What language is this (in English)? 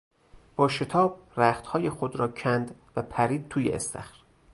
Persian